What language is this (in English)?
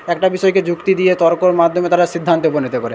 Bangla